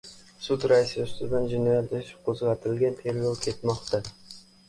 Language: Uzbek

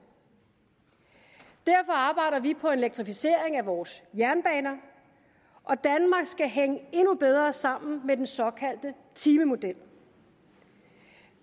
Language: Danish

